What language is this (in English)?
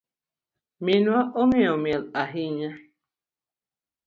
Luo (Kenya and Tanzania)